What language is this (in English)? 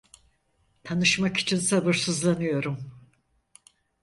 Turkish